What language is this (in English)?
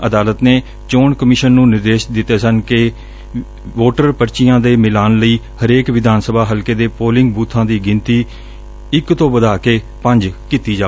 Punjabi